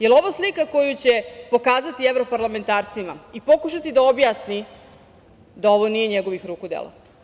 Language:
Serbian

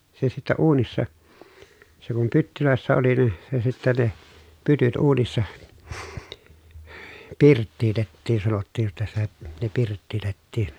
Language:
Finnish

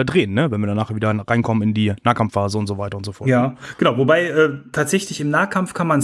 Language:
German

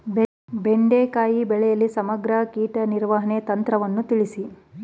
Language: Kannada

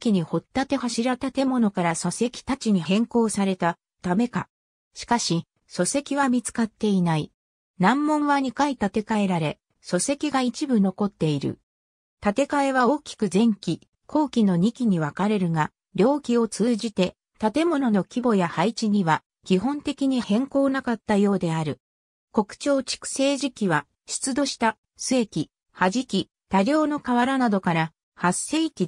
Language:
Japanese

